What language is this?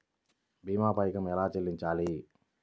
Telugu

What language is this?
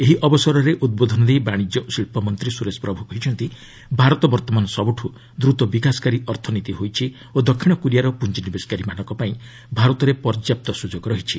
Odia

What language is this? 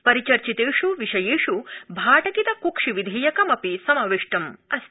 Sanskrit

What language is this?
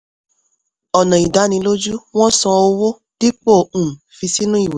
Yoruba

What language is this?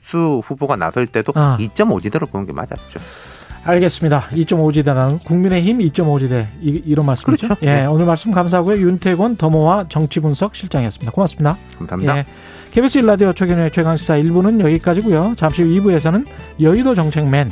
Korean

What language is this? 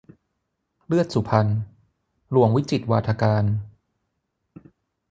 Thai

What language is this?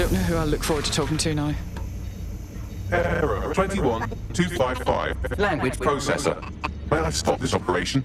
English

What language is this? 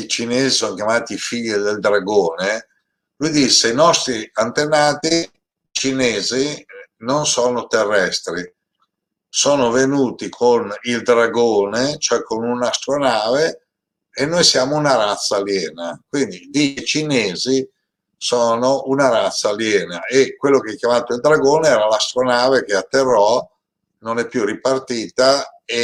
Italian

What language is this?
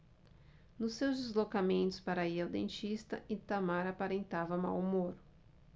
Portuguese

